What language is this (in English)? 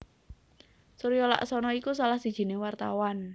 Javanese